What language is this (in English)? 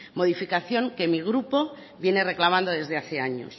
Spanish